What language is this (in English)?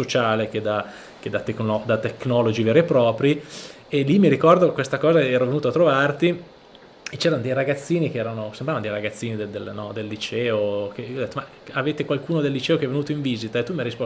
Italian